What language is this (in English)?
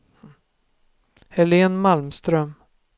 Swedish